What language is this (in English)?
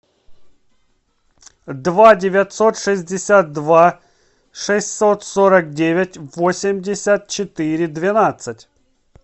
Russian